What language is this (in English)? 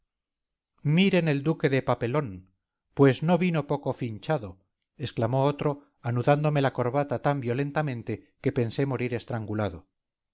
Spanish